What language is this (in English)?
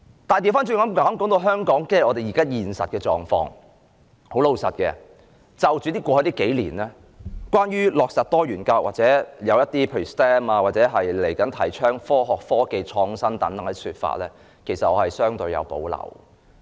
Cantonese